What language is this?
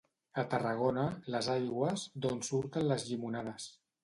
Catalan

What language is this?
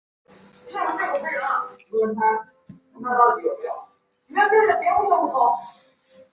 Chinese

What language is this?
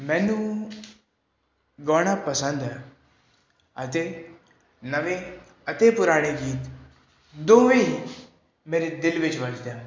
Punjabi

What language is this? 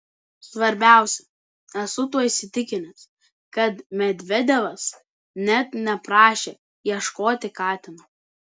Lithuanian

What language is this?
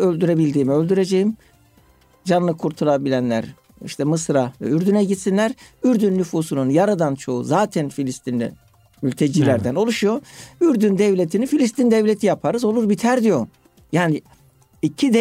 Turkish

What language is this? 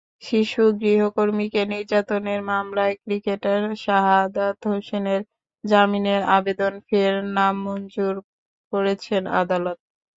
Bangla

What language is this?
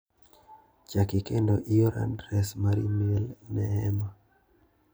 Luo (Kenya and Tanzania)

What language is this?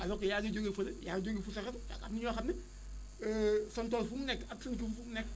Wolof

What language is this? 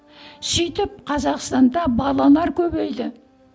Kazakh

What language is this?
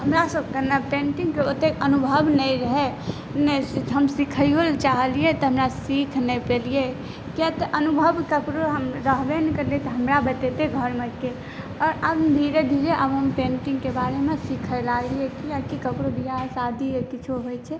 Maithili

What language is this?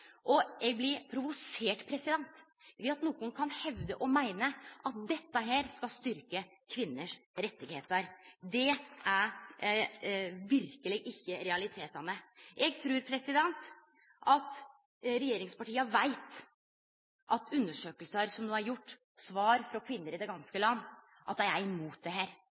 Norwegian Nynorsk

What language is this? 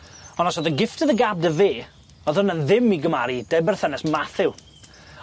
Welsh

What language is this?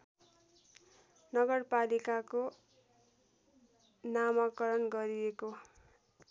Nepali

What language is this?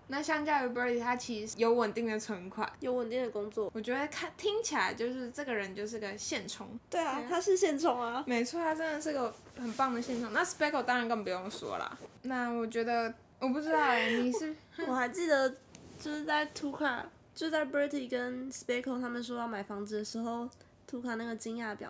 Chinese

